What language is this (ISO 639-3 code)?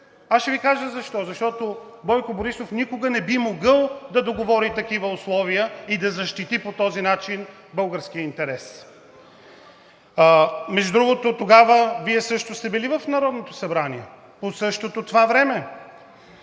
bul